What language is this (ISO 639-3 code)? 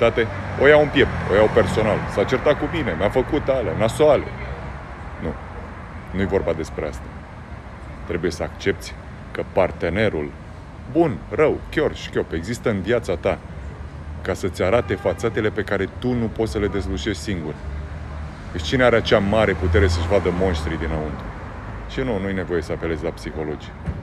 ron